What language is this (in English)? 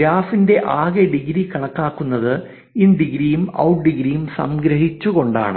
Malayalam